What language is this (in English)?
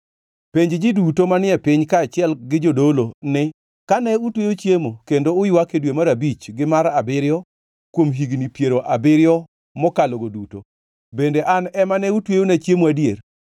Luo (Kenya and Tanzania)